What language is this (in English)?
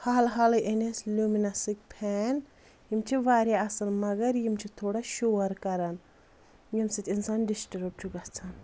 Kashmiri